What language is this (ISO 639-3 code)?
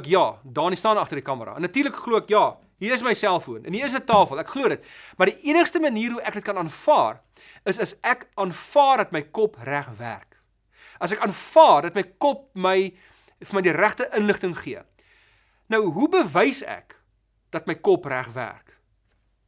nld